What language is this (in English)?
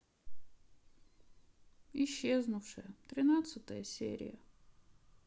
Russian